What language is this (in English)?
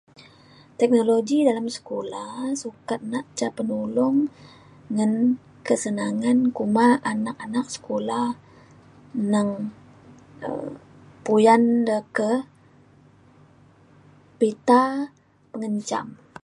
Mainstream Kenyah